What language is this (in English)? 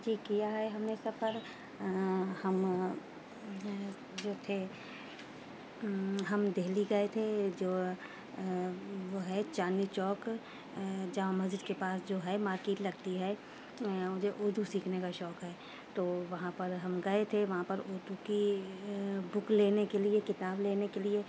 Urdu